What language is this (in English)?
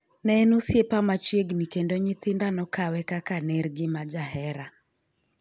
Luo (Kenya and Tanzania)